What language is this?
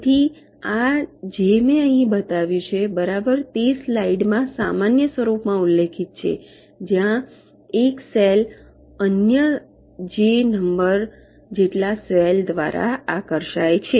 Gujarati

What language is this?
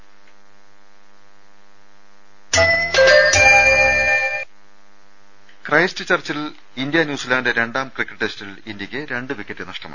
Malayalam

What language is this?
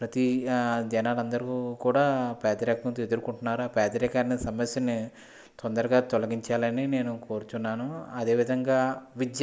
Telugu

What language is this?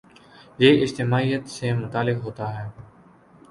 Urdu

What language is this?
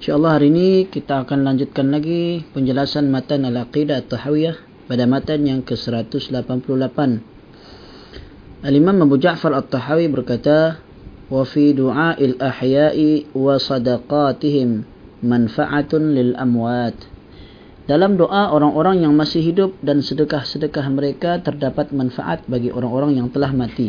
Malay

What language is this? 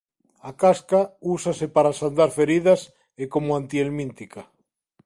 Galician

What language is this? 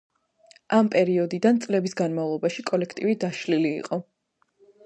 Georgian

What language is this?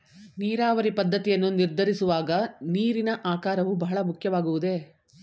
Kannada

